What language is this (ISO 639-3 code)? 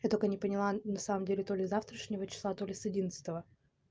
rus